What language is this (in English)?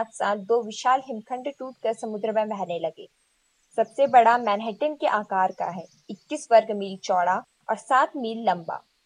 Hindi